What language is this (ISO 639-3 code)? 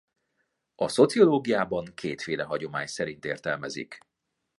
hun